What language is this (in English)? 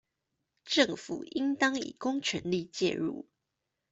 Chinese